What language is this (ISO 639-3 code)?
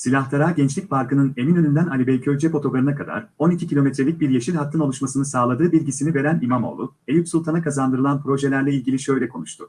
tur